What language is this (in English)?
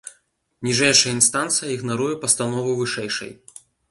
Belarusian